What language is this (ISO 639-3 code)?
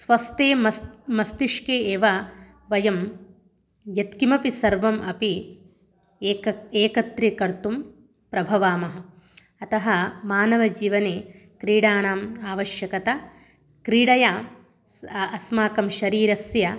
san